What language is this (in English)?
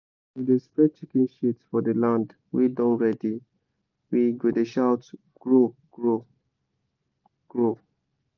Nigerian Pidgin